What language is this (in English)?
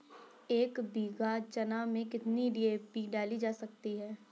Hindi